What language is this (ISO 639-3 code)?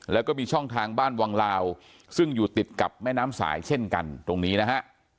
tha